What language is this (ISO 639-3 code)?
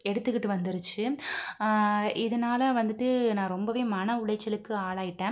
tam